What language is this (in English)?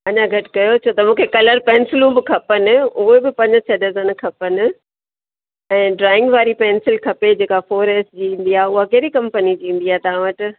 Sindhi